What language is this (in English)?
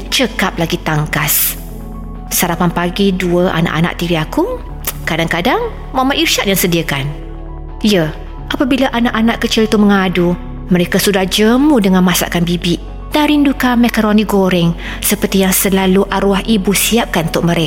Malay